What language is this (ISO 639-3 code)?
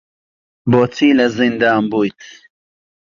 ckb